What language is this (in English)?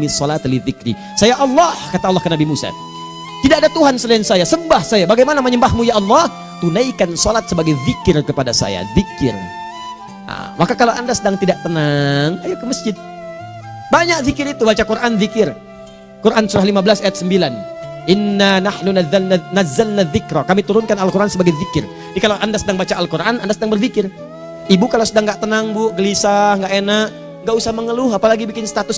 Indonesian